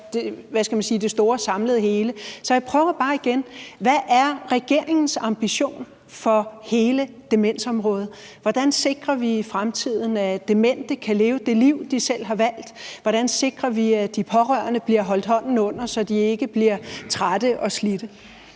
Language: Danish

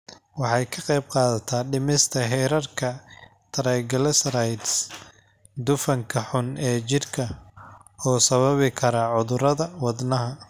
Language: Somali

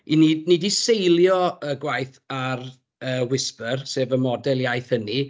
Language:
Welsh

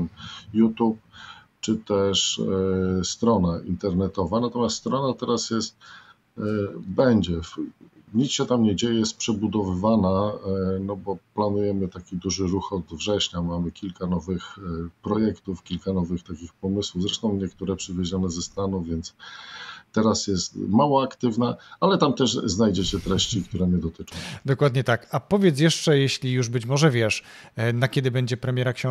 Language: Polish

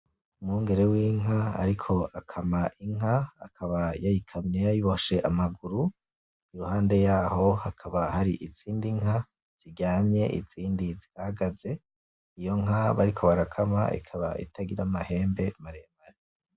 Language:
Rundi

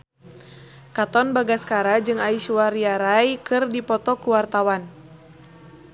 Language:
Sundanese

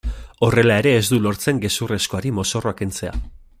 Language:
Basque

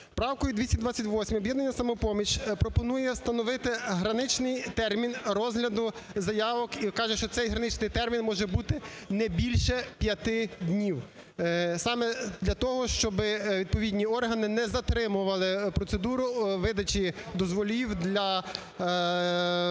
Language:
Ukrainian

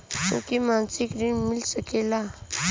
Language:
Bhojpuri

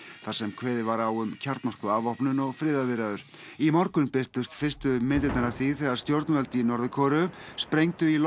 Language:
Icelandic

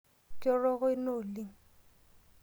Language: Masai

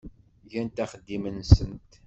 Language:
Kabyle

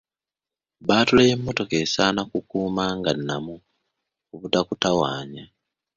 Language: Ganda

